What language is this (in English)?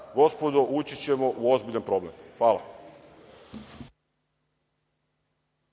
Serbian